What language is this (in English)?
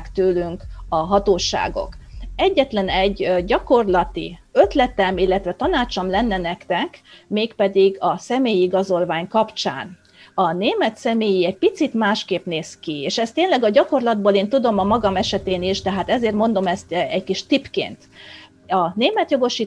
Hungarian